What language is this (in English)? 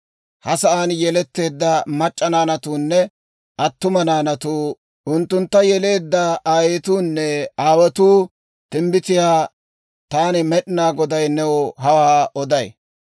Dawro